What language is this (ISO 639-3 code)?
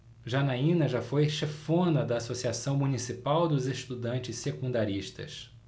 por